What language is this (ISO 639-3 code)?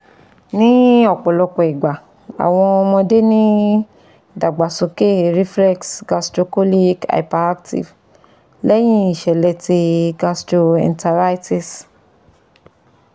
yor